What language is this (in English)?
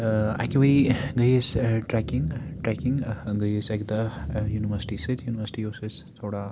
Kashmiri